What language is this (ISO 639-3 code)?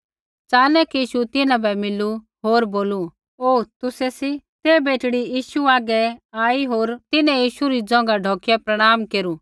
kfx